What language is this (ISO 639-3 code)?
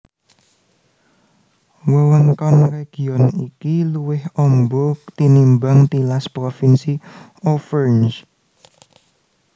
jav